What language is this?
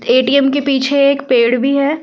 Hindi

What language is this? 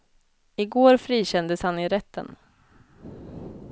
Swedish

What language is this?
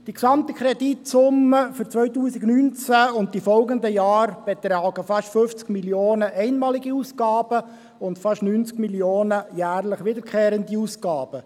Swiss German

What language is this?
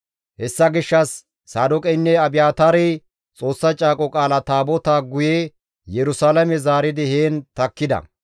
Gamo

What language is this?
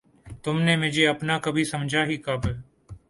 Urdu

